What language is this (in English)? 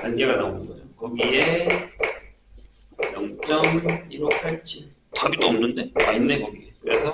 Korean